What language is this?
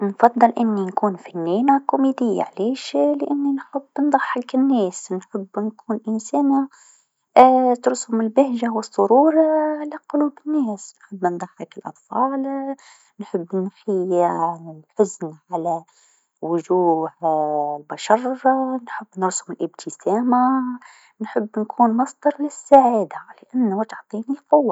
Tunisian Arabic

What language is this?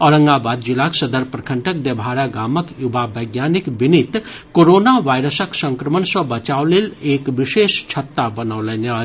Maithili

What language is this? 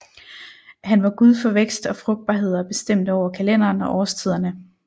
Danish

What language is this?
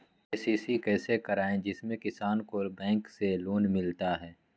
Magahi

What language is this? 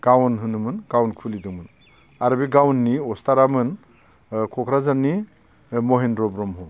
Bodo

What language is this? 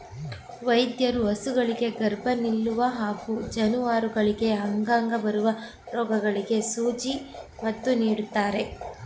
Kannada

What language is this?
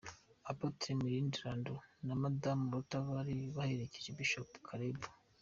Kinyarwanda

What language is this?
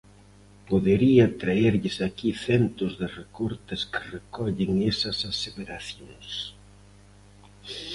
Galician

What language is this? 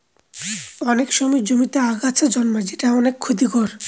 Bangla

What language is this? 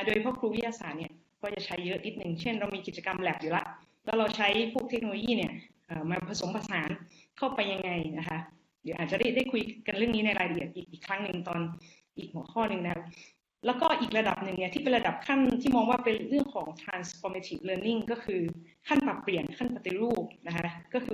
Thai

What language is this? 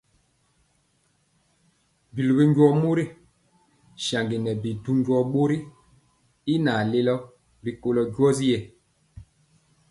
Mpiemo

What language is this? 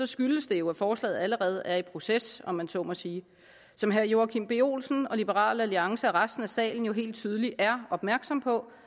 Danish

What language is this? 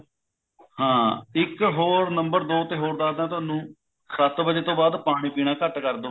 Punjabi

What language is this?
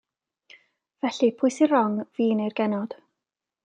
Welsh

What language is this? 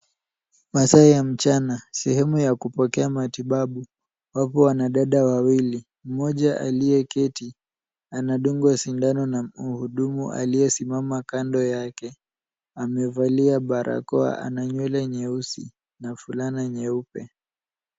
Swahili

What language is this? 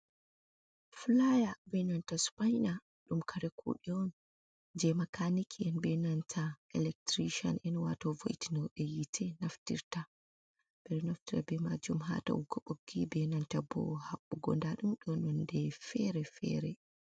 Fula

